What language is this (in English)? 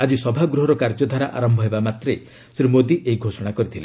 Odia